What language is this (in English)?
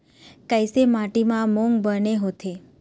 Chhattisgarhi